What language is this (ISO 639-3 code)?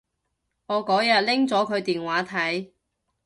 yue